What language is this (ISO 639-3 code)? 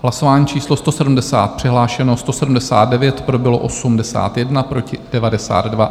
ces